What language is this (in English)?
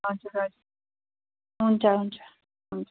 Nepali